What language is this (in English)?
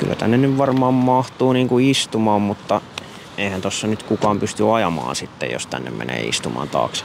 Finnish